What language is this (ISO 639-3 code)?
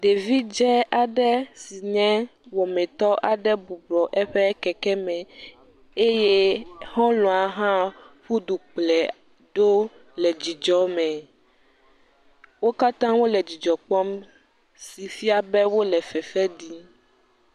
ewe